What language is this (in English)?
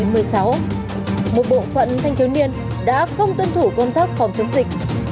Vietnamese